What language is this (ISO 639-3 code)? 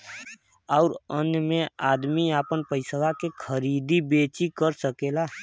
bho